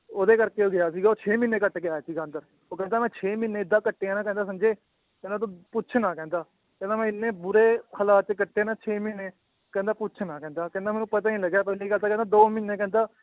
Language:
Punjabi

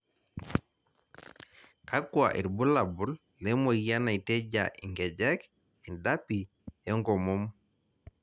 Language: Masai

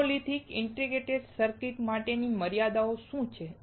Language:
Gujarati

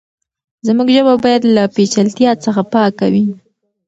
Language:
Pashto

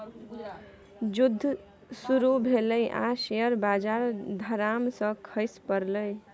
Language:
Maithili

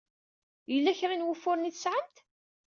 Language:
Kabyle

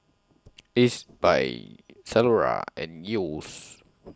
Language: English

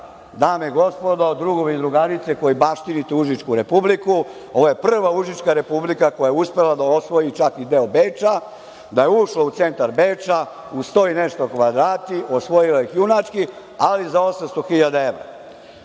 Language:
Serbian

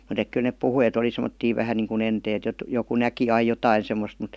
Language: Finnish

